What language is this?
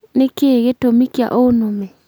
Kikuyu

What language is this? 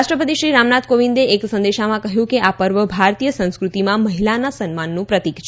Gujarati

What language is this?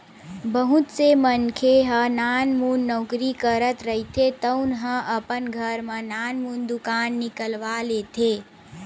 Chhattisgarhi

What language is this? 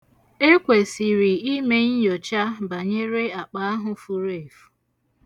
Igbo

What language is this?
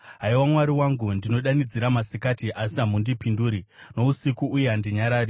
Shona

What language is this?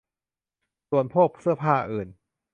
Thai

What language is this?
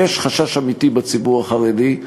Hebrew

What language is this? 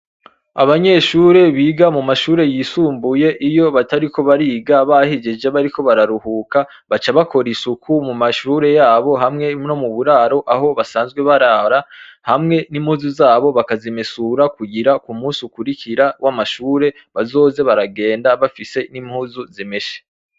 Rundi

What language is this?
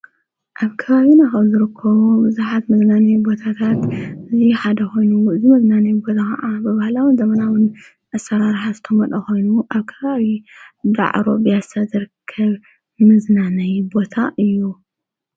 Tigrinya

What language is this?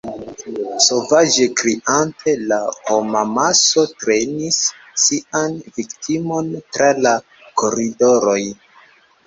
Esperanto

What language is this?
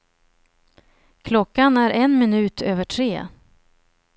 Swedish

